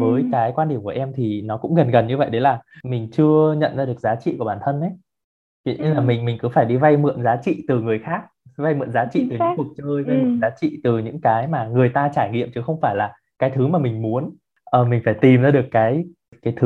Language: Vietnamese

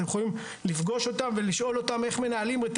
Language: Hebrew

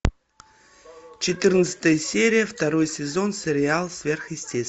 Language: Russian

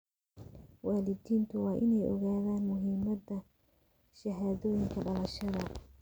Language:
Somali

